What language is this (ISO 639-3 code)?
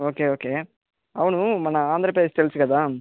tel